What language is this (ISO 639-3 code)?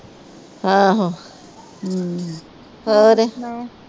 pan